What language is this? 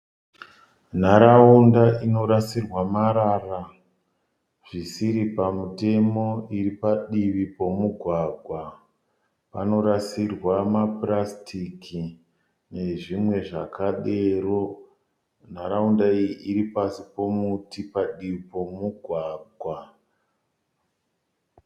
Shona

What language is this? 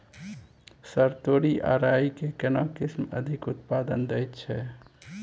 Maithili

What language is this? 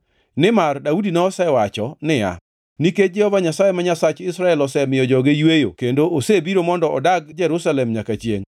Luo (Kenya and Tanzania)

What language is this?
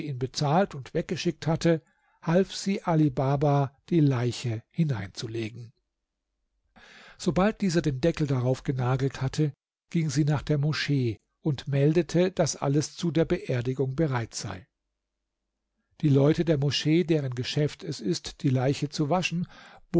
German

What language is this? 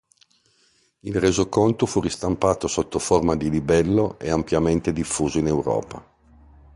Italian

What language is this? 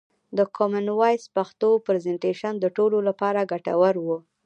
Pashto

